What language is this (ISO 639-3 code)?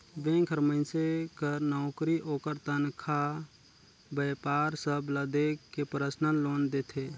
hne